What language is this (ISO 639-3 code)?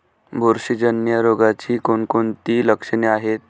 mar